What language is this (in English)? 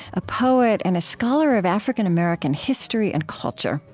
English